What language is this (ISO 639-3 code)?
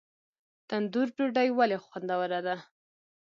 pus